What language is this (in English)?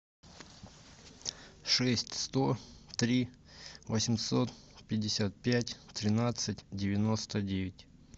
Russian